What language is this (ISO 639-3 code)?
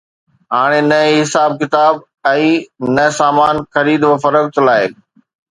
snd